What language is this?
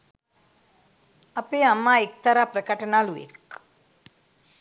Sinhala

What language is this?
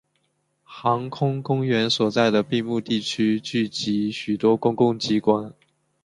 Chinese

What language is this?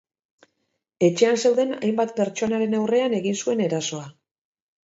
Basque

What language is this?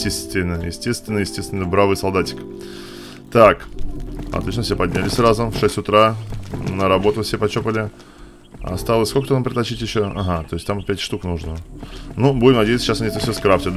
Russian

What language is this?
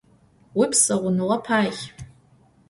Adyghe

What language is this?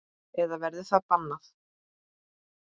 Icelandic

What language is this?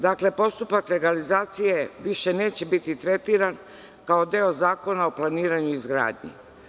Serbian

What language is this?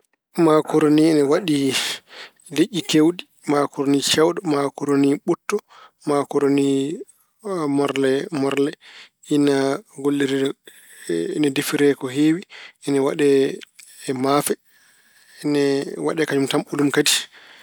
Fula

